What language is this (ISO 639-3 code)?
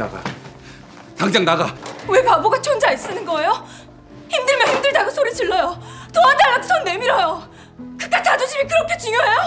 kor